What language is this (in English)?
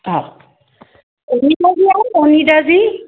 Sindhi